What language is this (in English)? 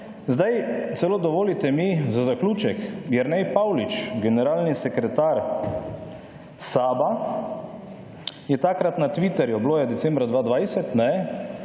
Slovenian